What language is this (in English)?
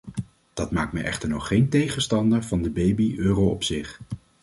Dutch